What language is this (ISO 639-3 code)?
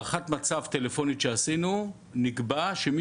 heb